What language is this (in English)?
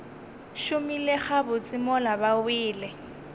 Northern Sotho